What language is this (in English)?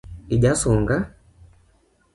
Luo (Kenya and Tanzania)